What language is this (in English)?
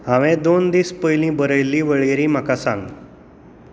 Konkani